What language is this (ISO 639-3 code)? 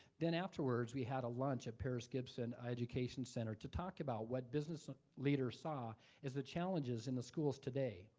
eng